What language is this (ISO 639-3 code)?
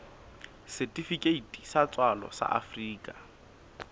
sot